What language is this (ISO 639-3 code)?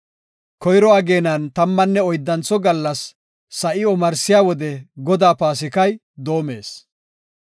gof